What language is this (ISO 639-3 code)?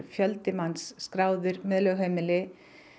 isl